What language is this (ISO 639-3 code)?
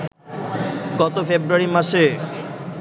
ben